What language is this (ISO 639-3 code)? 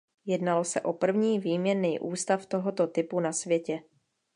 ces